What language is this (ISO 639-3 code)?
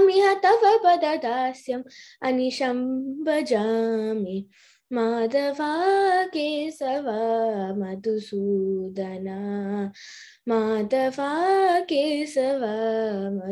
tel